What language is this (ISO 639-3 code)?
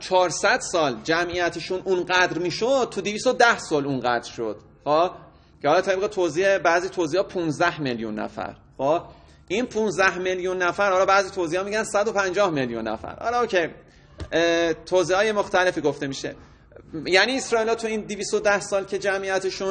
fas